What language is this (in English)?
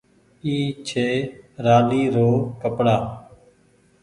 Goaria